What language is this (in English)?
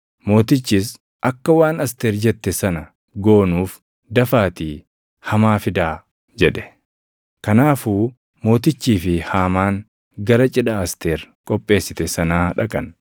Oromo